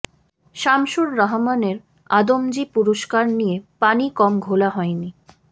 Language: Bangla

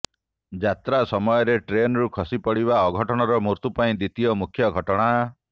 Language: Odia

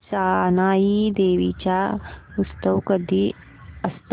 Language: Marathi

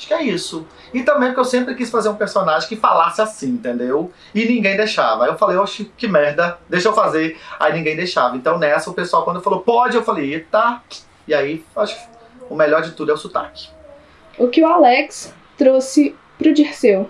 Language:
Portuguese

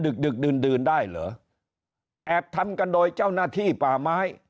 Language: Thai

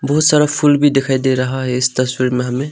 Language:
Hindi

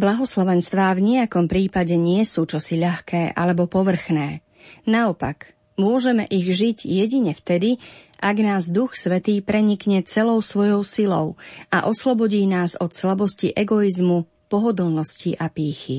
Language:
Slovak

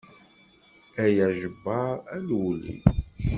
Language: Kabyle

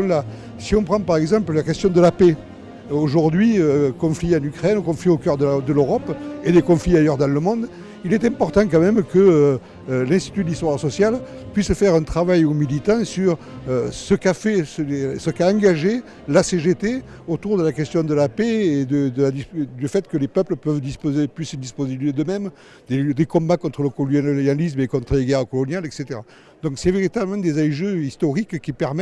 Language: French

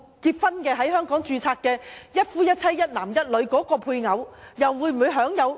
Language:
Cantonese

